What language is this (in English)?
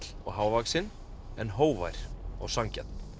Icelandic